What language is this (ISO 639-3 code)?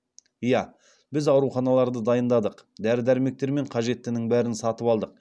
kaz